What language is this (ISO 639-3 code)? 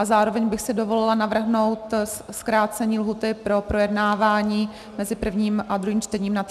ces